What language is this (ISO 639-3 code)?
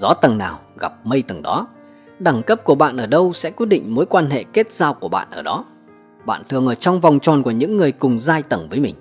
vie